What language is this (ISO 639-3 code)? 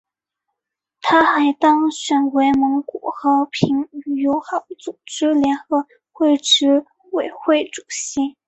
zho